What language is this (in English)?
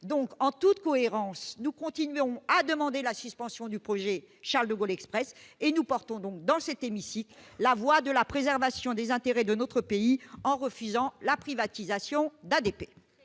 French